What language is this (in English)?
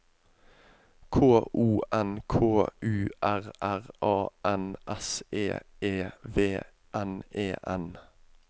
Norwegian